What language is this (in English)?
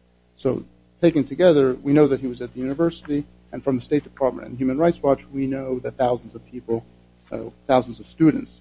English